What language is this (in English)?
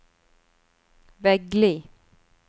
Norwegian